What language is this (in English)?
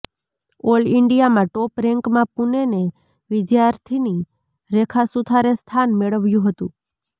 Gujarati